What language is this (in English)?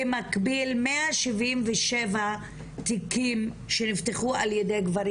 Hebrew